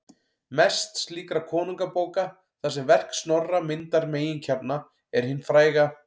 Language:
Icelandic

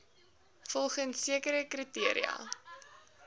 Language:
Afrikaans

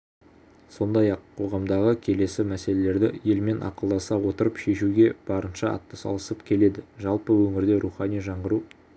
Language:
Kazakh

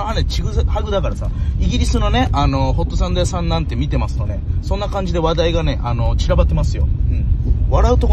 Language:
Japanese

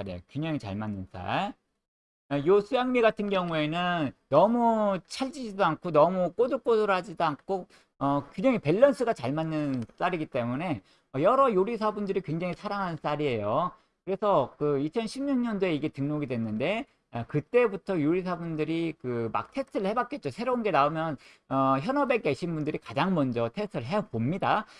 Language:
Korean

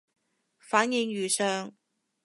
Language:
Cantonese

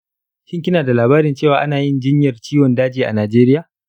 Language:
Hausa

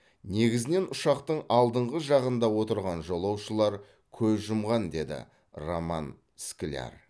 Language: Kazakh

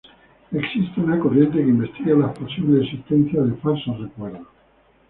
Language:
Spanish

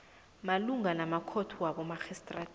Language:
South Ndebele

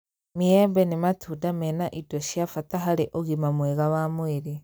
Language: Kikuyu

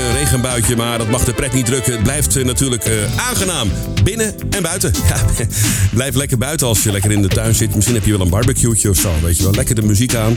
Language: Dutch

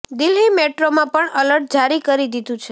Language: Gujarati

